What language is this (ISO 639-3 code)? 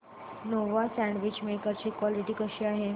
mar